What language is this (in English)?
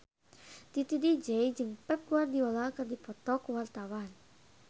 Sundanese